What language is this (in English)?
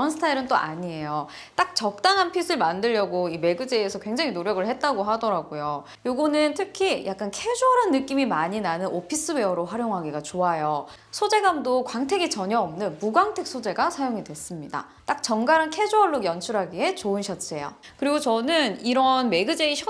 Korean